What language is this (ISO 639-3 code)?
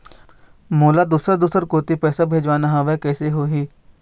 hne